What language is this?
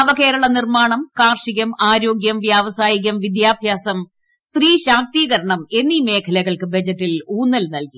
Malayalam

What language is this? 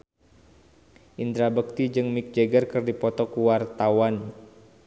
Sundanese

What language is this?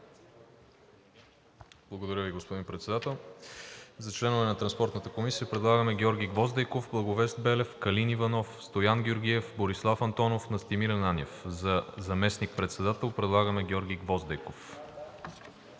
Bulgarian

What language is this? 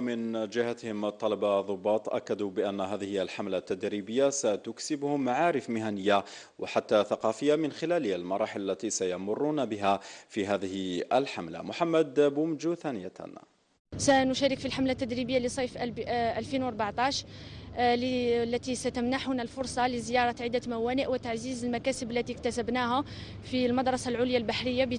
Arabic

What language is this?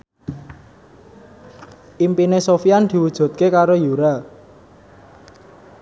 Javanese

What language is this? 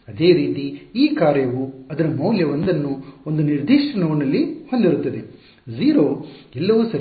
Kannada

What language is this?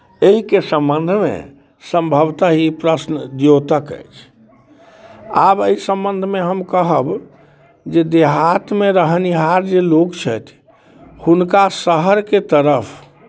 Maithili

